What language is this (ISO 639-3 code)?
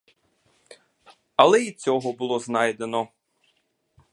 ukr